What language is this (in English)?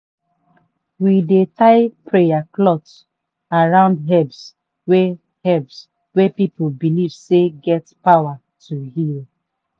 Nigerian Pidgin